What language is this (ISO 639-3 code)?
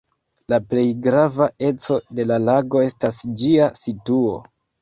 epo